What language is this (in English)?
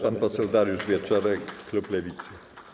Polish